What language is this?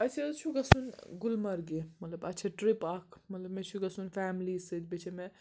Kashmiri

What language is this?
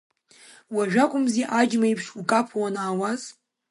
Abkhazian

